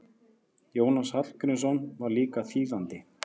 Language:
Icelandic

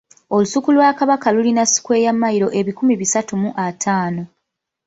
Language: Ganda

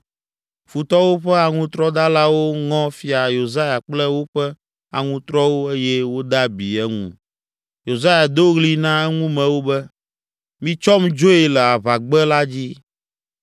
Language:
Ewe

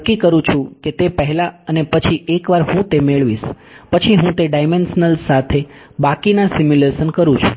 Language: Gujarati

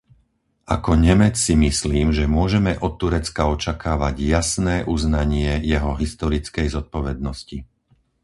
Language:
Slovak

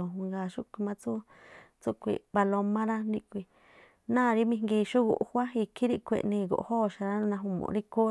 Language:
Tlacoapa Me'phaa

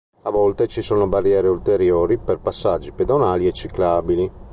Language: Italian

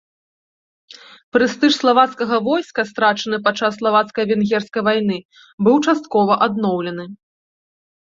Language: Belarusian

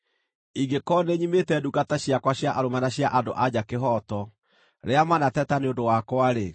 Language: Kikuyu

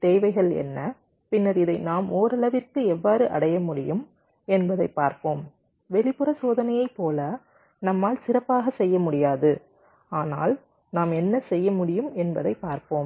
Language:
Tamil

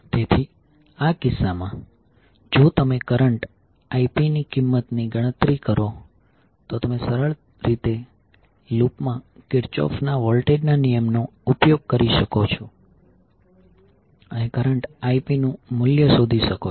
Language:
Gujarati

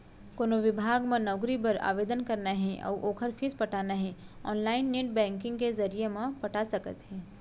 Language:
Chhattisgarhi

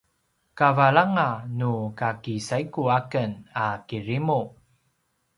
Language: Paiwan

